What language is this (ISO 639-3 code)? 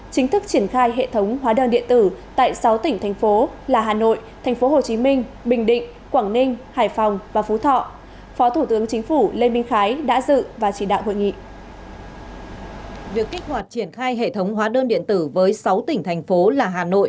vie